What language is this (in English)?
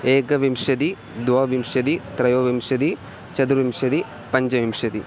Sanskrit